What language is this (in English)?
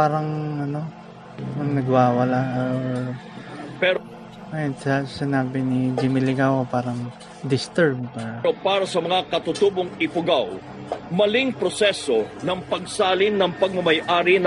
Filipino